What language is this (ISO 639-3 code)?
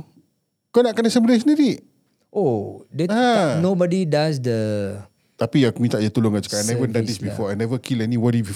msa